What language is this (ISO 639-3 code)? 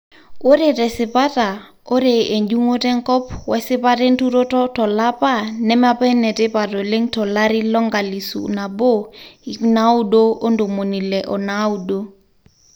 mas